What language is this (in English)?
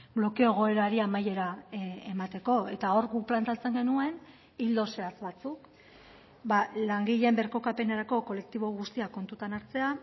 Basque